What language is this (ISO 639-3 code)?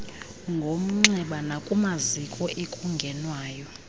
xho